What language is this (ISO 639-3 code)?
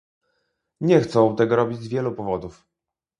pol